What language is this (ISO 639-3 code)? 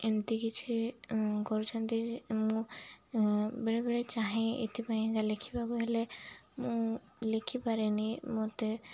ori